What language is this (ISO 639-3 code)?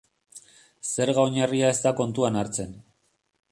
eus